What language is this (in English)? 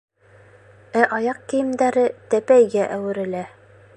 Bashkir